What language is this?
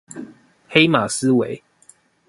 Chinese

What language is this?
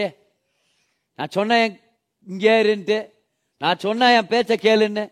Tamil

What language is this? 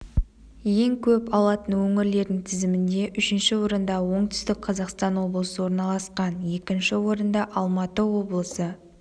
Kazakh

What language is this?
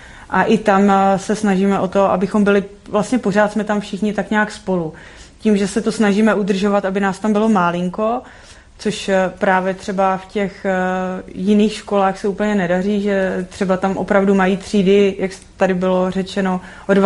Czech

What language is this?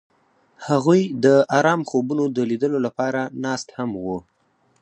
Pashto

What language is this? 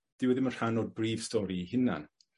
Welsh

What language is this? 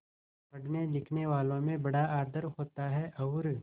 Hindi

